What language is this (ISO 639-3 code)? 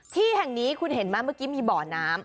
tha